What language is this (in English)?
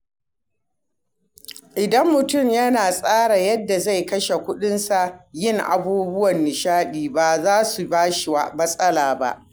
Hausa